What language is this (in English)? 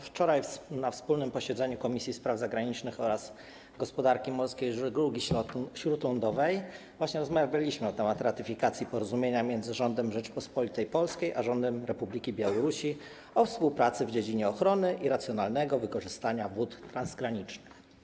Polish